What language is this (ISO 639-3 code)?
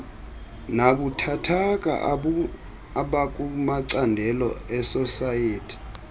xho